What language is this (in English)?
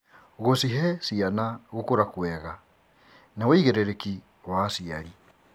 Kikuyu